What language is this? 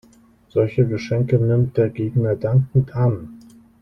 German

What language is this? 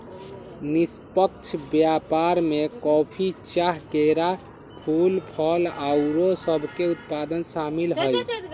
Magahi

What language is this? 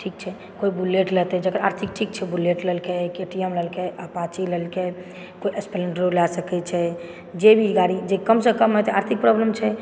Maithili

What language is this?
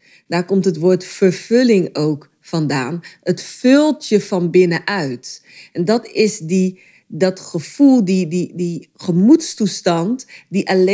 Dutch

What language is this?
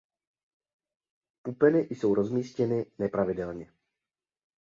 Czech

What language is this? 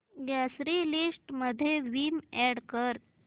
Marathi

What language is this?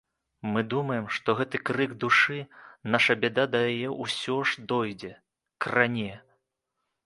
Belarusian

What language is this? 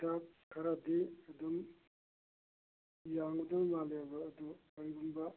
Manipuri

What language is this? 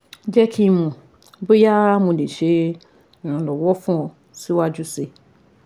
Yoruba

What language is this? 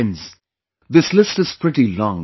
English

